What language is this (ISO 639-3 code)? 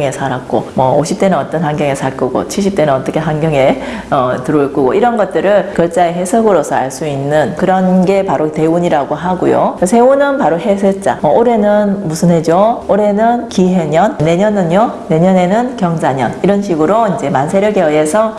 kor